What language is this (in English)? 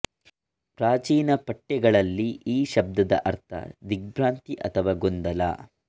Kannada